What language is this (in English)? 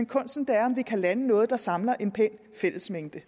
Danish